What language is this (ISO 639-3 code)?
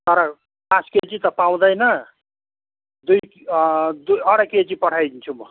nep